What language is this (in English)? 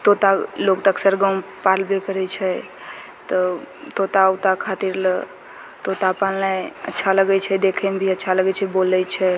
Maithili